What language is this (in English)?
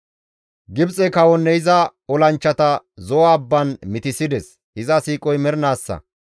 Gamo